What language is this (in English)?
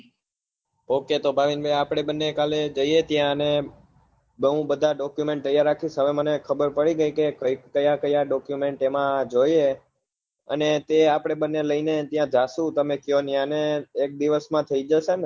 Gujarati